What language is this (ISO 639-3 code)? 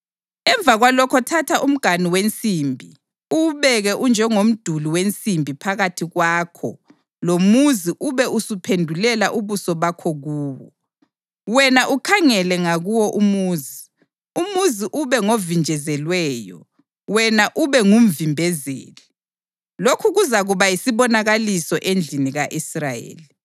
nde